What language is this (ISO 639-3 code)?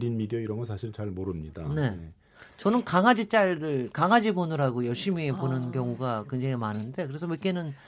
kor